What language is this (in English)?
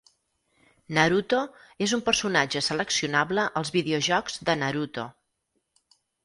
Catalan